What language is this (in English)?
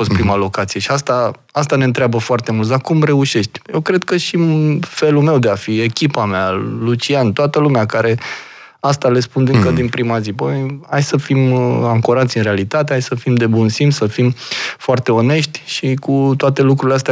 Romanian